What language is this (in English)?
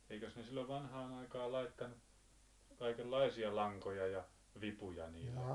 Finnish